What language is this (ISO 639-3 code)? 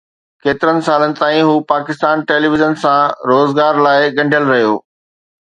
snd